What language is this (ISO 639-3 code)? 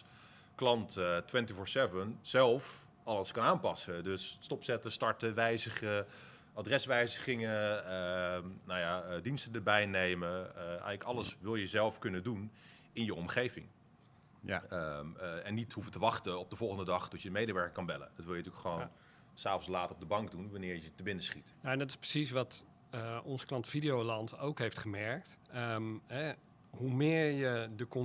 nld